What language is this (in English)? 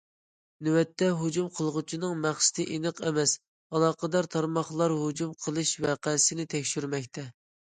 Uyghur